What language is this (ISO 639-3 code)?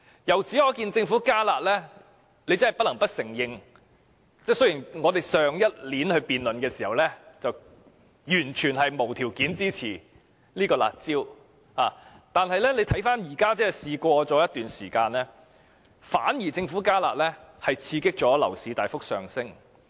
yue